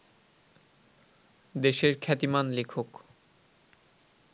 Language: Bangla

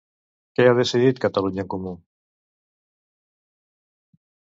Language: Catalan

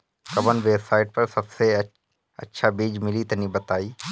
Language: Bhojpuri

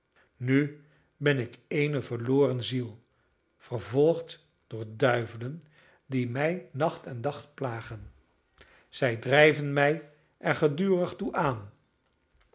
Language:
Dutch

